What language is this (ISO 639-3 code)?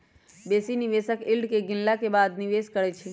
mag